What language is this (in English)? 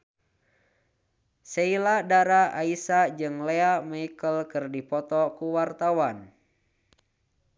Sundanese